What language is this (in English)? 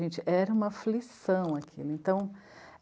Portuguese